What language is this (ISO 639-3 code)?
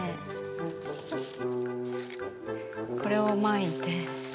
jpn